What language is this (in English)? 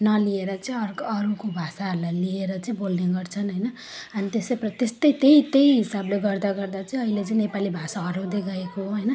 Nepali